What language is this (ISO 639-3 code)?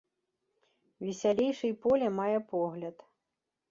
bel